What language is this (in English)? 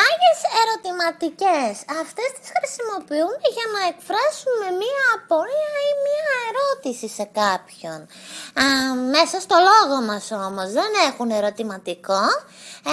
Greek